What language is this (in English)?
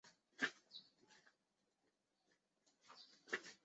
Chinese